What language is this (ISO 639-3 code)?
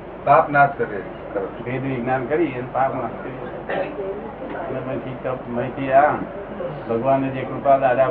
guj